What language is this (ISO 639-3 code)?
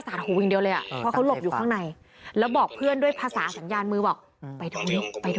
tha